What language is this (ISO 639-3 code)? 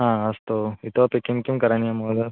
san